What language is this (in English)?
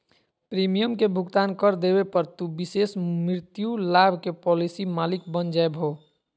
Magahi